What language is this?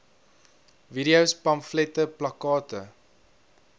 Afrikaans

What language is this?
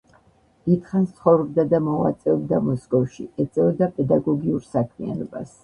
Georgian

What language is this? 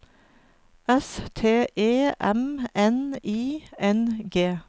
Norwegian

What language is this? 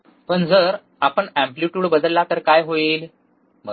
Marathi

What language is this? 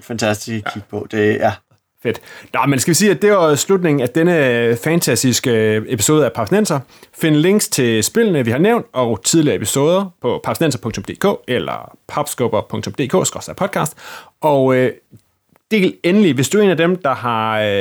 Danish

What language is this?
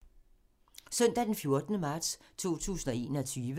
Danish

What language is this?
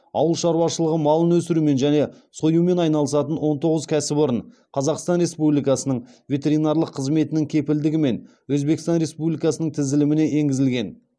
Kazakh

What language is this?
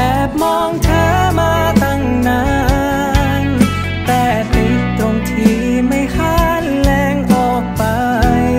Thai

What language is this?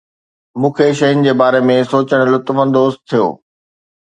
Sindhi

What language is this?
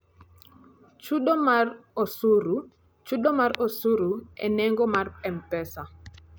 Luo (Kenya and Tanzania)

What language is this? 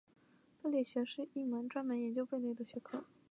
Chinese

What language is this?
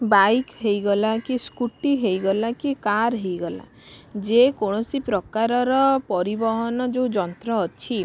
Odia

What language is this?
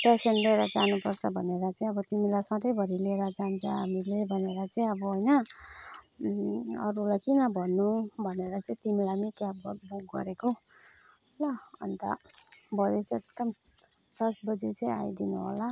Nepali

